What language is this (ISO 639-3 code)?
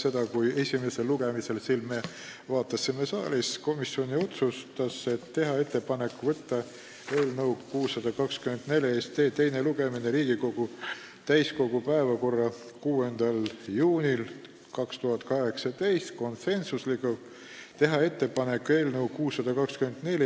est